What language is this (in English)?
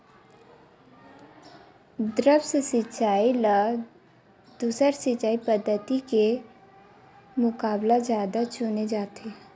Chhattisgarhi